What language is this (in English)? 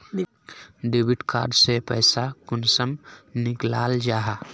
Magahi